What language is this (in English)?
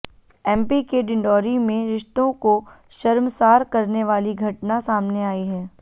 Hindi